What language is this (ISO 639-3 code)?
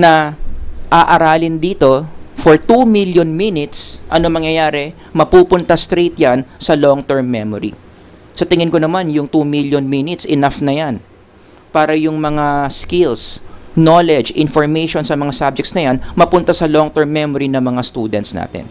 fil